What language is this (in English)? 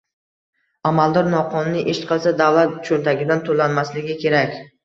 Uzbek